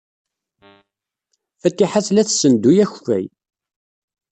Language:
Kabyle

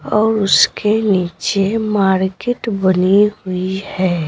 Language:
Hindi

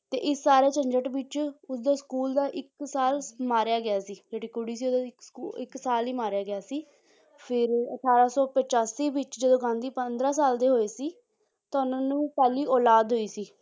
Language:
Punjabi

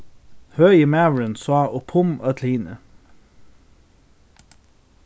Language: Faroese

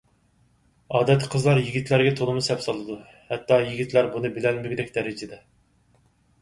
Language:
Uyghur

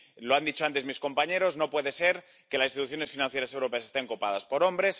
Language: Spanish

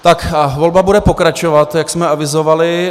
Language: Czech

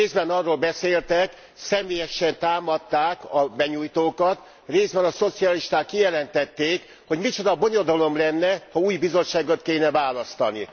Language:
Hungarian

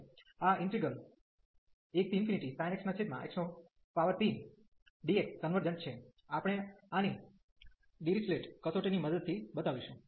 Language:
Gujarati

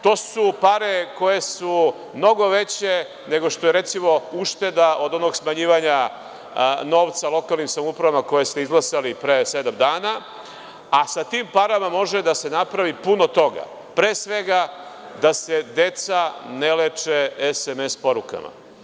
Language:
Serbian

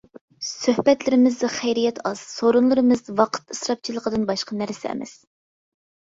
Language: Uyghur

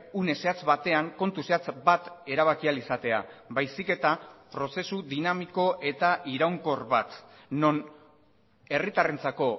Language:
Basque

